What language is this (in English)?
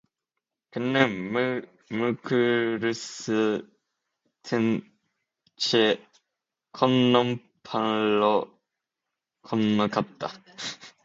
Korean